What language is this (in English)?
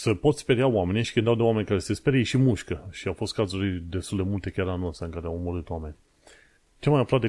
Romanian